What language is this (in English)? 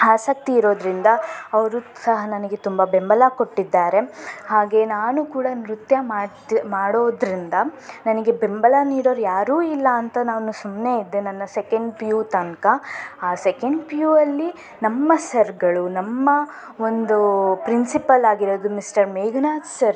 Kannada